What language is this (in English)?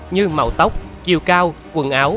Vietnamese